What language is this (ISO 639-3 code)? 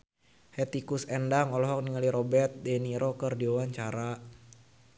sun